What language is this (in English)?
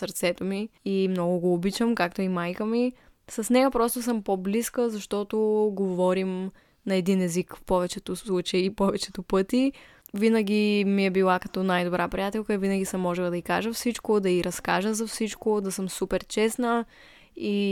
Bulgarian